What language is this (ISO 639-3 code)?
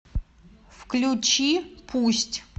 rus